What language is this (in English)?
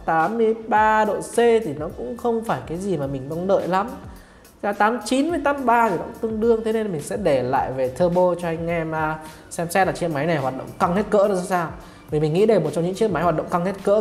Vietnamese